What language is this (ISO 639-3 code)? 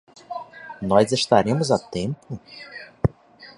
por